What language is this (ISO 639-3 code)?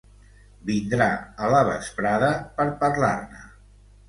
cat